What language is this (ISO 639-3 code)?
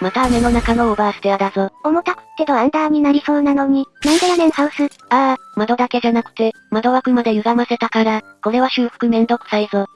jpn